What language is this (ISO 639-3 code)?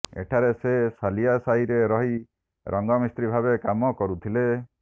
ori